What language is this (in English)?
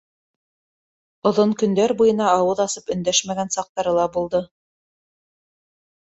Bashkir